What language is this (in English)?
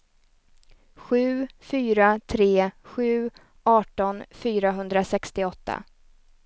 Swedish